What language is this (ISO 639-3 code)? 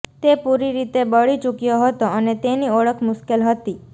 guj